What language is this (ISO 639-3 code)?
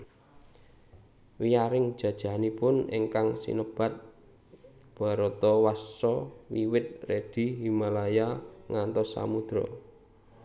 jav